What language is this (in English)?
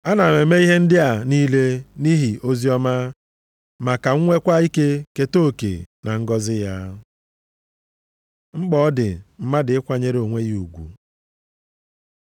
Igbo